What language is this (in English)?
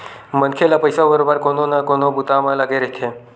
Chhattisgarhi